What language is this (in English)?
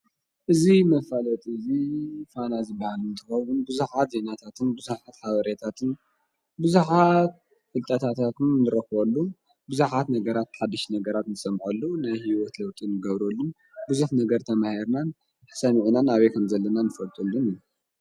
Tigrinya